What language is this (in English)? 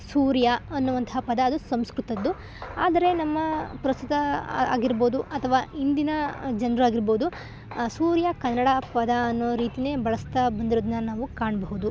Kannada